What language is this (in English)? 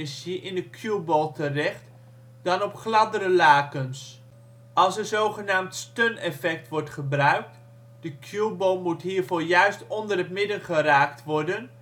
Dutch